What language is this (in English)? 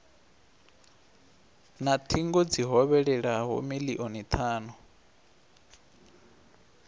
Venda